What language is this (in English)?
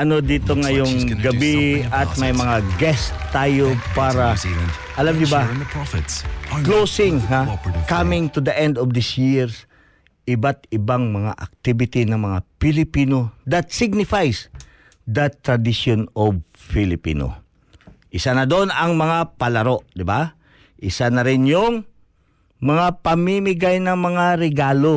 Filipino